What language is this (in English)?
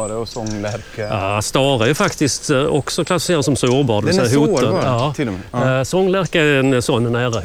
Swedish